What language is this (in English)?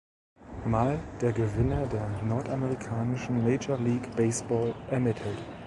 German